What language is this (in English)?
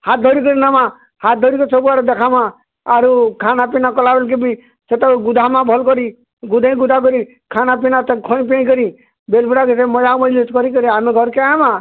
Odia